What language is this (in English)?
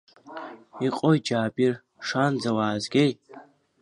Abkhazian